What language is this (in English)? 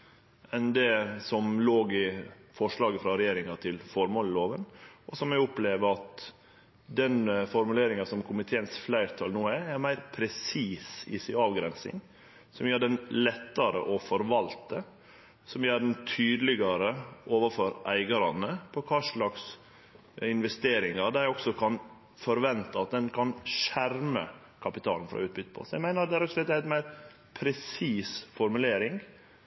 Norwegian Nynorsk